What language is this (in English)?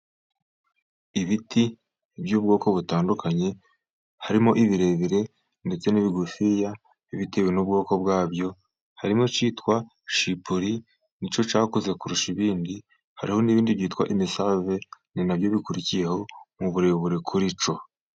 Kinyarwanda